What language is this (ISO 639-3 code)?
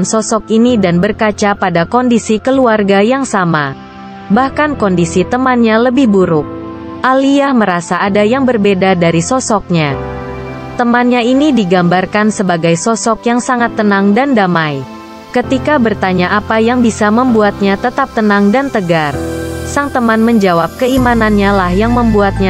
ind